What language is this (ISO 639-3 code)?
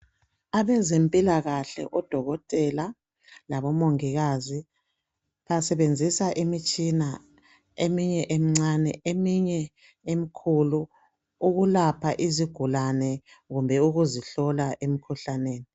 nde